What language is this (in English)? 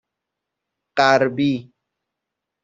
Persian